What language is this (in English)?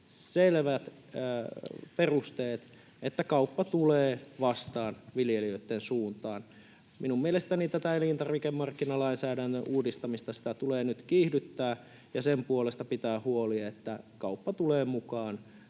Finnish